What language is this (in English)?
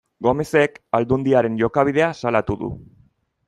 Basque